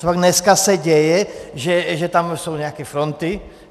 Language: Czech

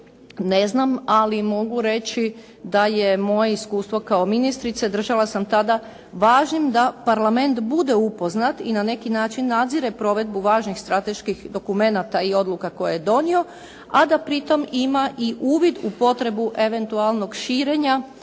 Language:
Croatian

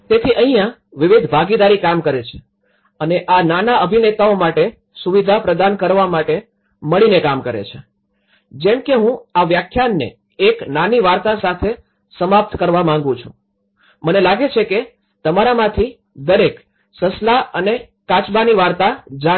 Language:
Gujarati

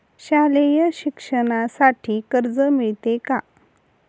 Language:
Marathi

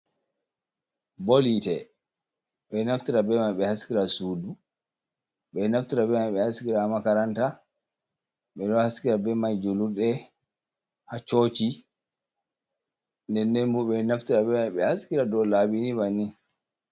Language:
Fula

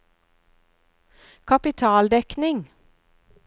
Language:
Norwegian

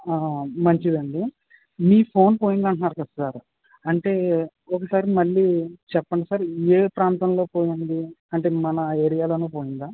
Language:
Telugu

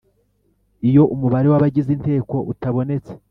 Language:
Kinyarwanda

